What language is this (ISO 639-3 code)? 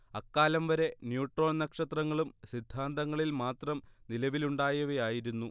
mal